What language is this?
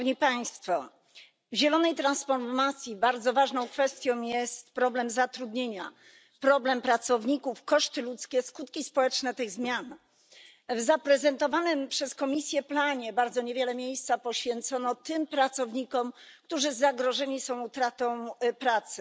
Polish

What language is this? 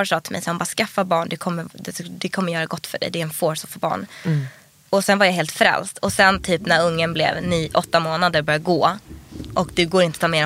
Swedish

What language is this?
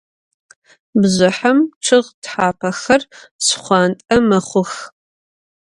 Adyghe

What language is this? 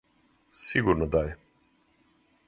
Serbian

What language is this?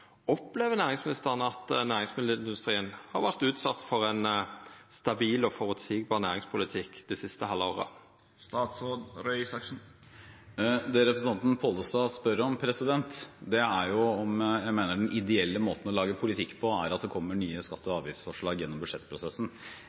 Norwegian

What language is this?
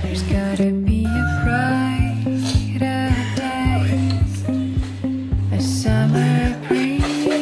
English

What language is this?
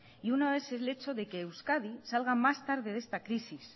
Spanish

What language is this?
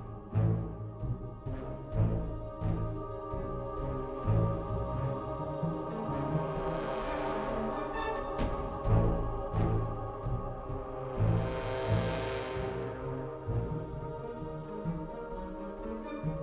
Vietnamese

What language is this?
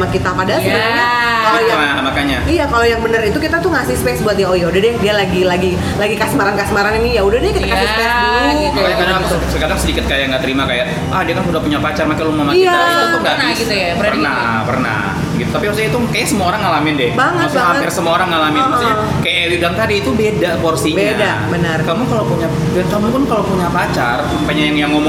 Indonesian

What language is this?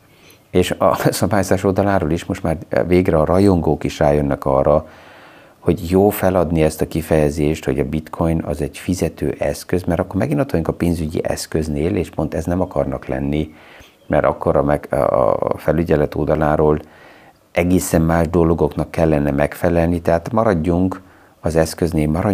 Hungarian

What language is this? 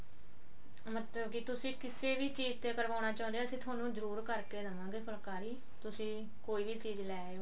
Punjabi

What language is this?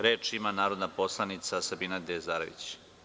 Serbian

